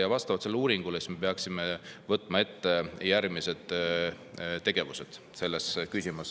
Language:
Estonian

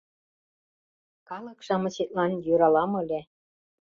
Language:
Mari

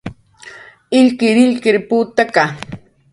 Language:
Jaqaru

